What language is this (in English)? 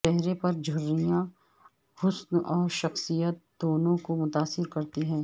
Urdu